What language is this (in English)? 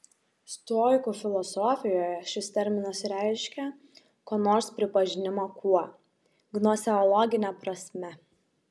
Lithuanian